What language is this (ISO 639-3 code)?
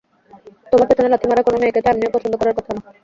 ben